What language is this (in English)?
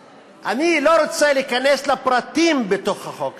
Hebrew